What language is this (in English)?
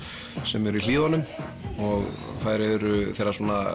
Icelandic